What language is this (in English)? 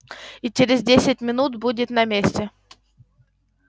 Russian